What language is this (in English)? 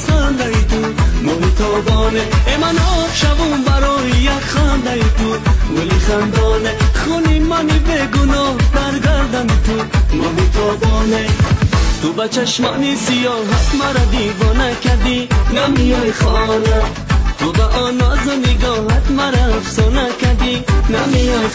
Persian